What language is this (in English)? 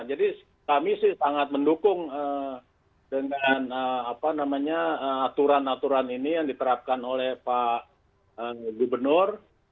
Indonesian